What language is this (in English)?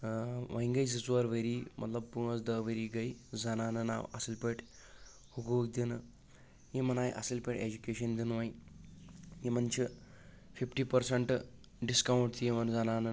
Kashmiri